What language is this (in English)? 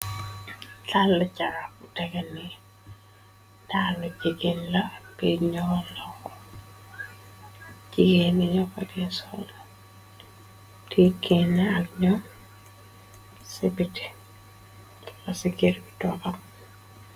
Wolof